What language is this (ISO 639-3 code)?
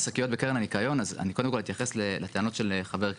heb